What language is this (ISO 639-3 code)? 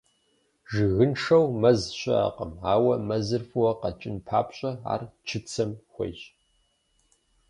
kbd